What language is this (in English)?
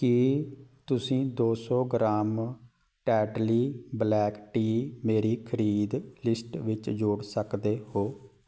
Punjabi